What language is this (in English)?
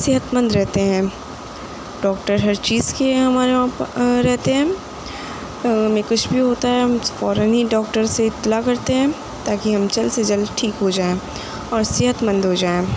Urdu